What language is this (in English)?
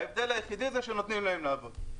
Hebrew